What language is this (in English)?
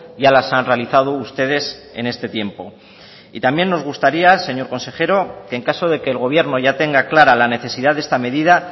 Spanish